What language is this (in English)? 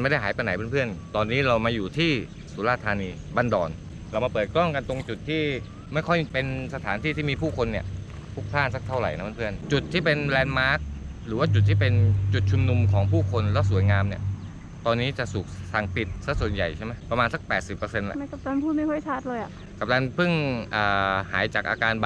Thai